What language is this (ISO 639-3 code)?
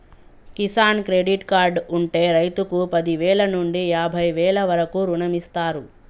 tel